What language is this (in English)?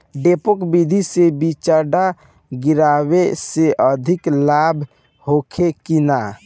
Bhojpuri